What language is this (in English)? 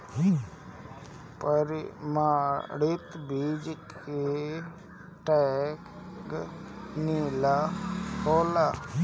Bhojpuri